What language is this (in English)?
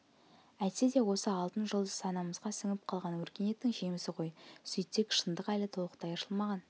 Kazakh